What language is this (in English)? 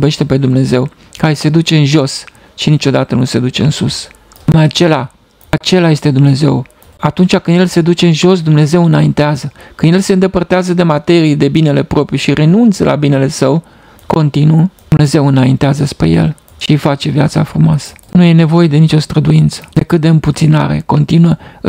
Romanian